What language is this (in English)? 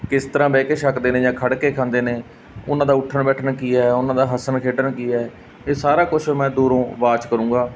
Punjabi